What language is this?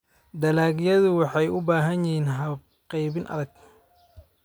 Somali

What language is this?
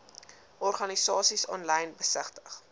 Afrikaans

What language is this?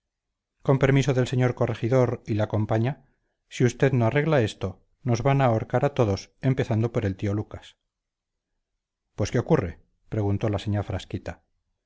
Spanish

